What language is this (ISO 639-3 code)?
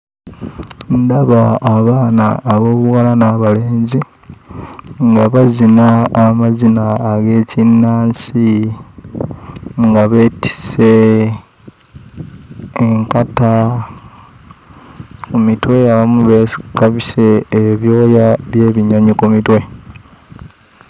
lug